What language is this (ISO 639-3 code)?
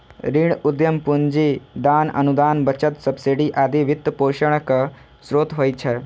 mai